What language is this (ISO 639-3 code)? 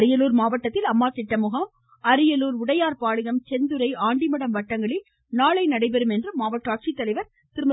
tam